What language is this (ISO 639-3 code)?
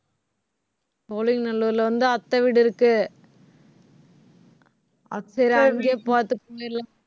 tam